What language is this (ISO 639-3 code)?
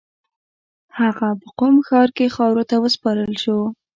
pus